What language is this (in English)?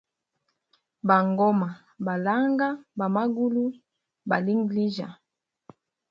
Hemba